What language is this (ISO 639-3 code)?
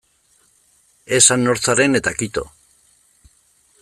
eus